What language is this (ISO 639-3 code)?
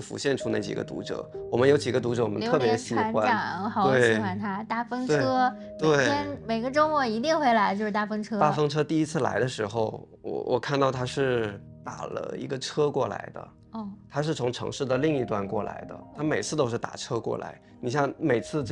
zho